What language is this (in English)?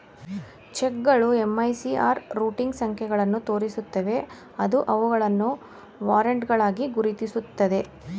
Kannada